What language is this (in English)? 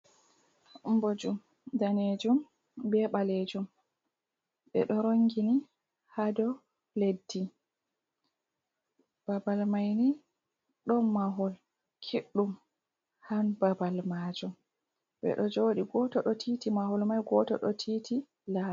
Fula